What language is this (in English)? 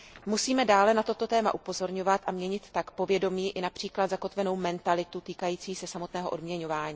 Czech